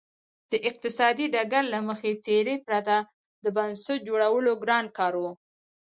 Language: Pashto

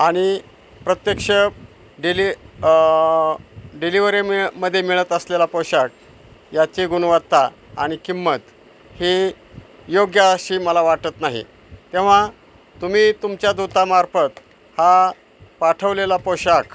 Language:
Marathi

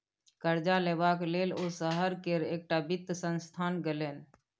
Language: Maithili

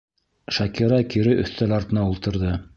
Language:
Bashkir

